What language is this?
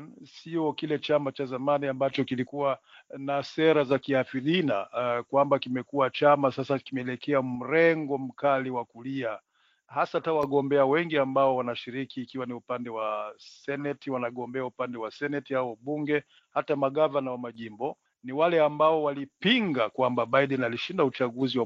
Swahili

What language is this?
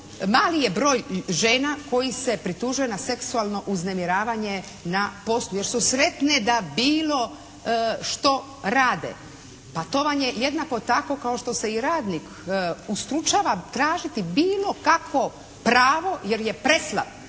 Croatian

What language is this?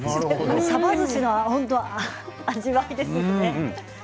Japanese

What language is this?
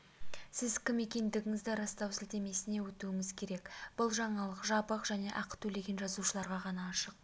Kazakh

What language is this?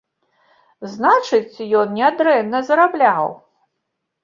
Belarusian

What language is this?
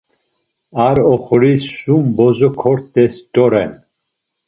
Laz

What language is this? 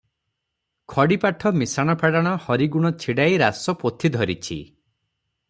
Odia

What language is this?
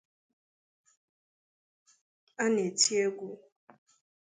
Igbo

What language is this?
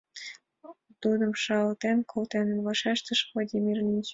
Mari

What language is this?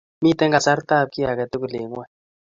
Kalenjin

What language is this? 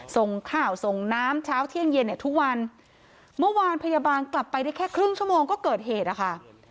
Thai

